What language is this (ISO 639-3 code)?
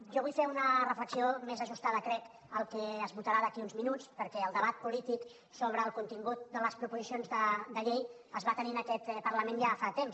cat